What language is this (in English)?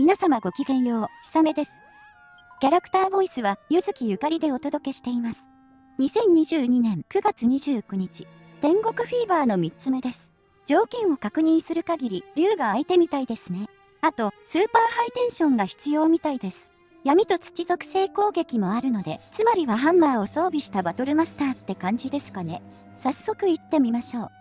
Japanese